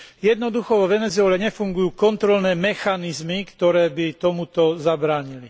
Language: Slovak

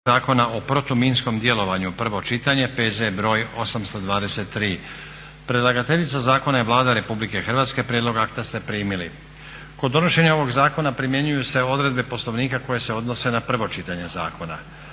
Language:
Croatian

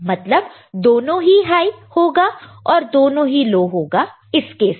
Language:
Hindi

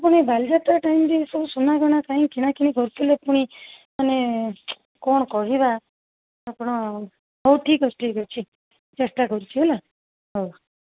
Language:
Odia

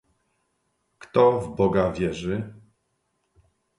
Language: Polish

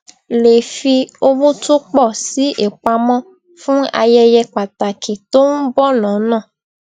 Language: Yoruba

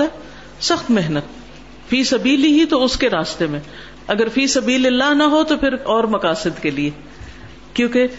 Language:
Urdu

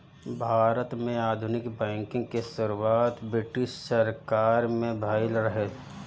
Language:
Bhojpuri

